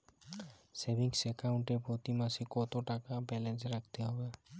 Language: Bangla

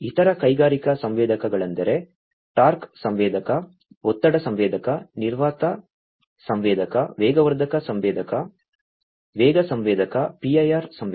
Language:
Kannada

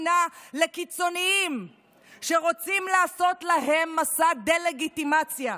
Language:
Hebrew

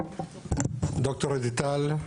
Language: Hebrew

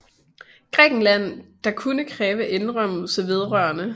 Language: Danish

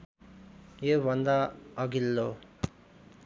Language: Nepali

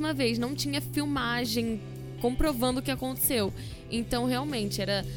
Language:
Portuguese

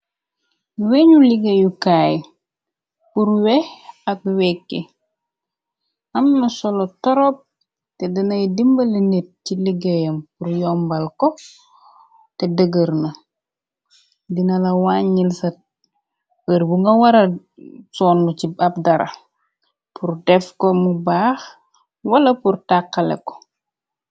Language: Wolof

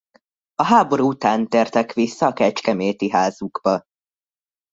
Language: Hungarian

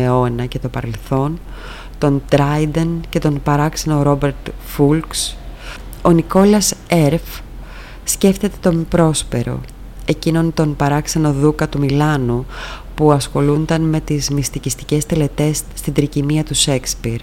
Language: Greek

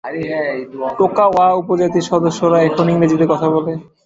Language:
Bangla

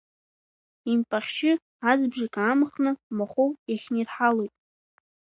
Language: Abkhazian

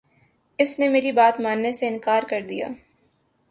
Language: Urdu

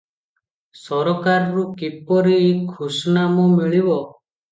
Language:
Odia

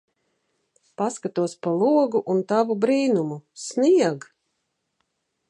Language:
Latvian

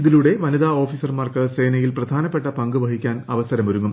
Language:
Malayalam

